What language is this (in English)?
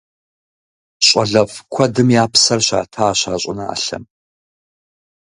Kabardian